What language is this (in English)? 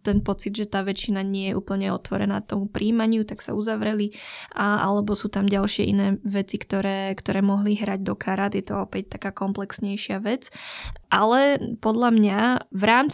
Slovak